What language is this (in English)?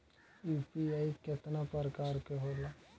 Bhojpuri